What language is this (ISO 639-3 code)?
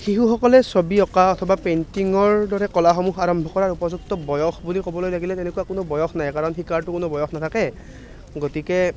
asm